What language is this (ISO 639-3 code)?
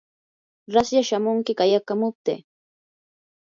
qur